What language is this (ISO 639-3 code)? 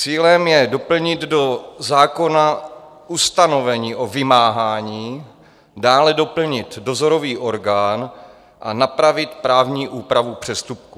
ces